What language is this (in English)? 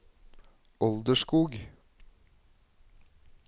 Norwegian